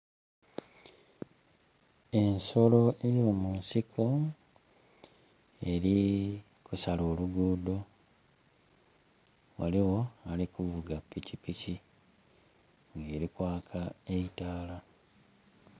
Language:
Soga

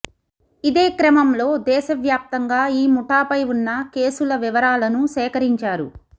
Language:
Telugu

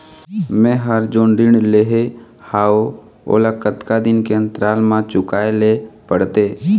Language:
Chhattisgarhi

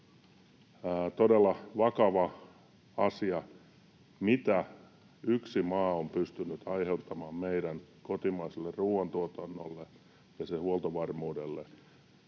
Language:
Finnish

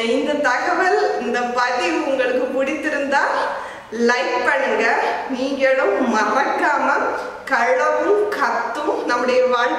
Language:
Romanian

